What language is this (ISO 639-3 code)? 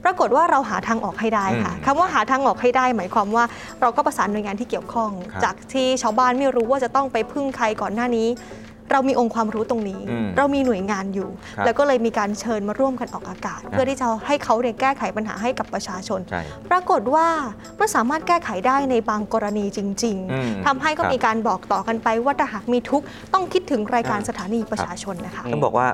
tha